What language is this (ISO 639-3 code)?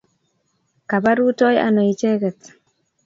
kln